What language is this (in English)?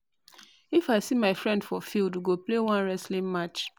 Nigerian Pidgin